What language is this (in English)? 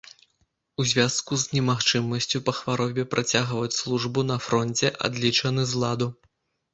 Belarusian